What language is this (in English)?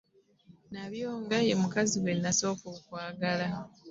Ganda